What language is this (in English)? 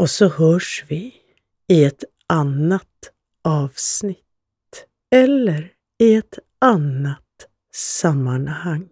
Swedish